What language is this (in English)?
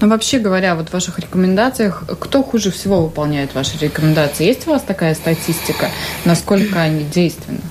Russian